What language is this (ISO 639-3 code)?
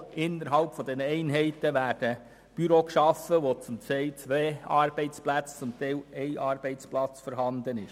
gsw